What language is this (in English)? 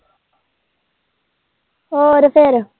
Punjabi